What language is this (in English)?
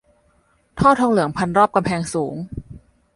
Thai